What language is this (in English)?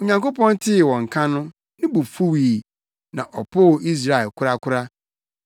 Akan